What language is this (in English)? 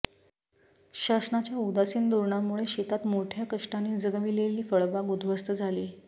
Marathi